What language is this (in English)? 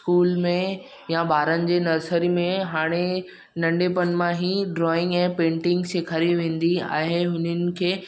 Sindhi